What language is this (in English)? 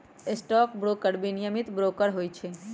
Magahi